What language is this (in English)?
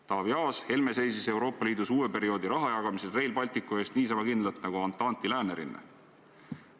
Estonian